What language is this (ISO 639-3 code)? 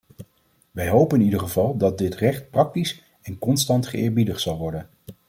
nld